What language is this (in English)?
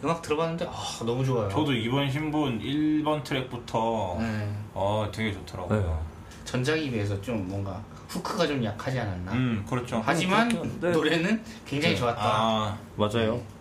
Korean